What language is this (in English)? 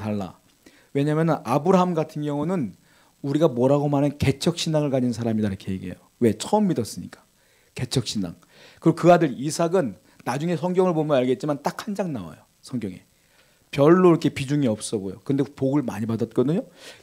Korean